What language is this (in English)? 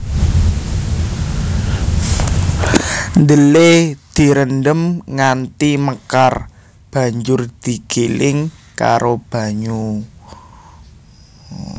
Javanese